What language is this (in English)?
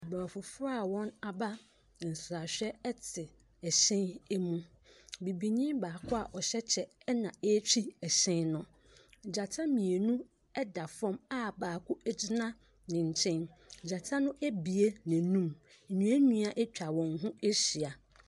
Akan